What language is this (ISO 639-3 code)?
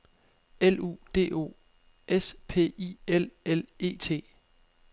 dan